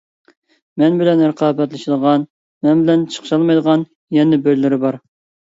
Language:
Uyghur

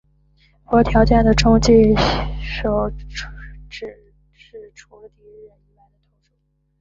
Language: Chinese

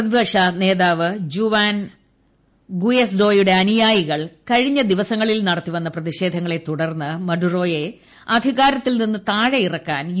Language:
Malayalam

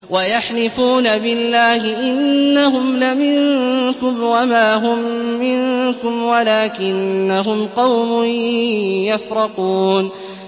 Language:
Arabic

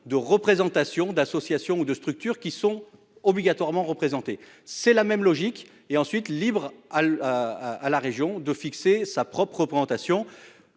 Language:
French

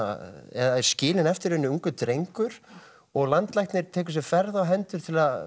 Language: Icelandic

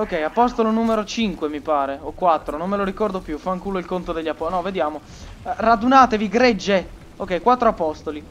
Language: Italian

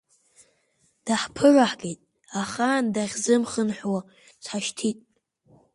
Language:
Abkhazian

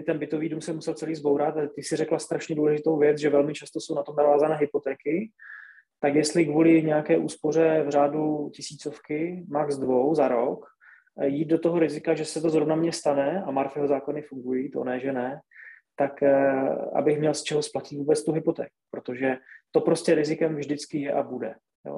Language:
Czech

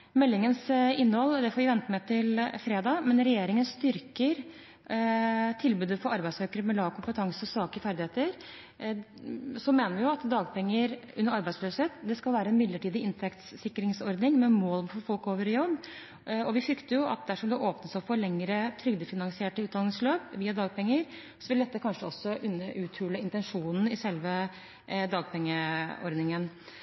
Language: Norwegian Bokmål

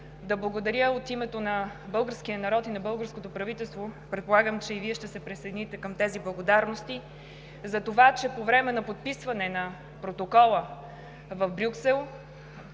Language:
Bulgarian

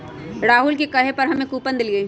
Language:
Magahi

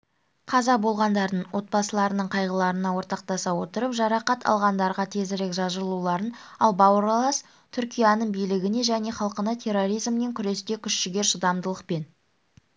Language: Kazakh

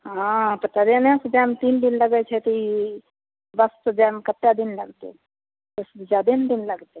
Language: Maithili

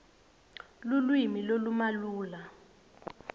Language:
Swati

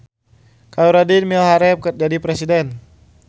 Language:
Sundanese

